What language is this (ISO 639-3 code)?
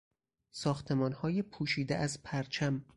fas